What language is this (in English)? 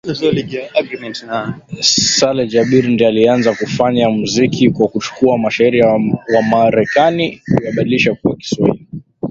Swahili